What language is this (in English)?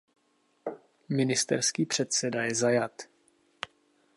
Czech